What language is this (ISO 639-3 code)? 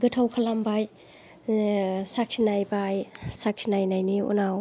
brx